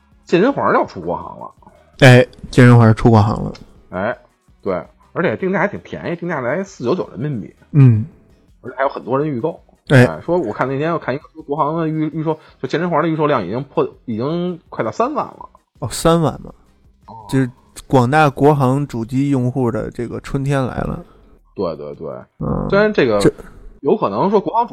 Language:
Chinese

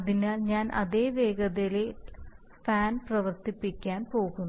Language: Malayalam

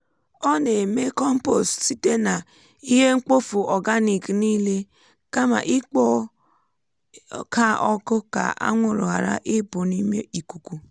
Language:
Igbo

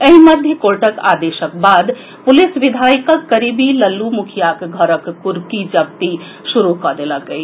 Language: Maithili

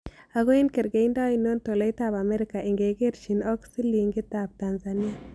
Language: Kalenjin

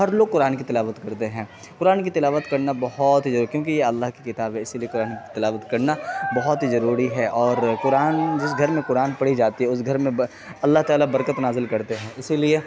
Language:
Urdu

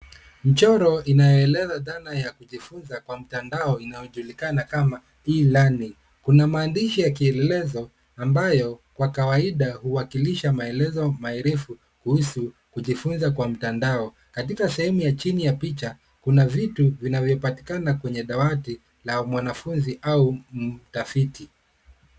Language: Swahili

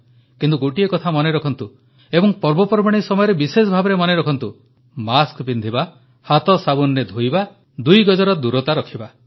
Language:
Odia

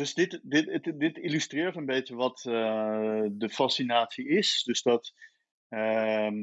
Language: Dutch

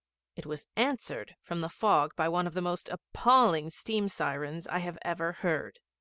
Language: English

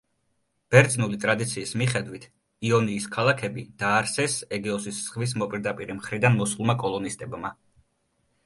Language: Georgian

